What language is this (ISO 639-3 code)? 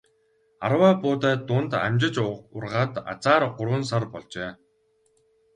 mon